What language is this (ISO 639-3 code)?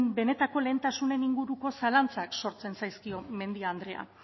eus